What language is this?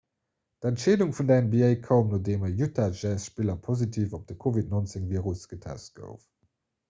Luxembourgish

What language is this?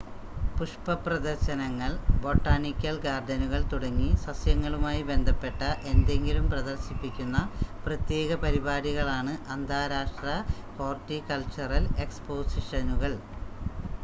Malayalam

